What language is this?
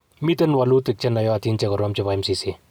Kalenjin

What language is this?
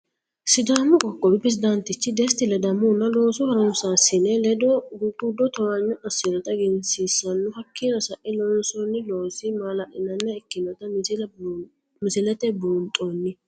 Sidamo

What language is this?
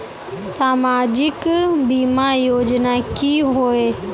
Magahi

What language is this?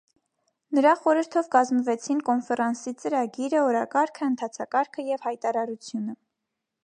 Armenian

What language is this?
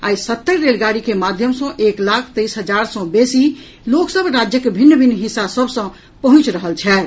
Maithili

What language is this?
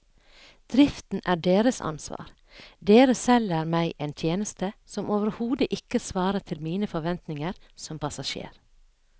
Norwegian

